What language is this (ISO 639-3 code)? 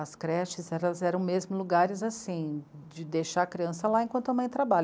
por